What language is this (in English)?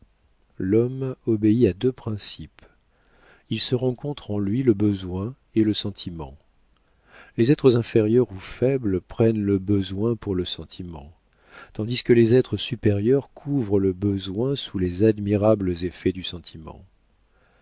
French